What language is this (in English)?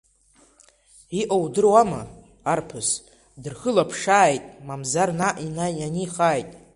Abkhazian